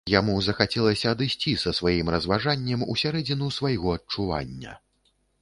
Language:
Belarusian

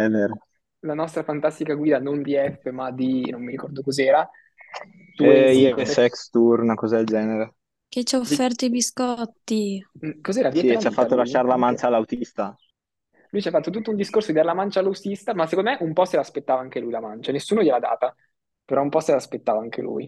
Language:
Italian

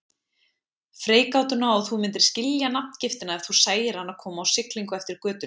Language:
Icelandic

